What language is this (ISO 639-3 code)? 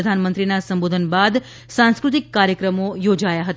guj